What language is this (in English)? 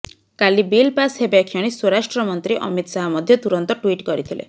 Odia